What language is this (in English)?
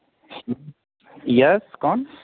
Urdu